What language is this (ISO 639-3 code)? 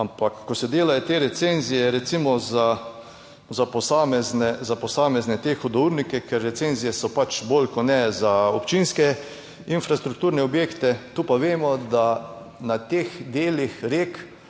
slv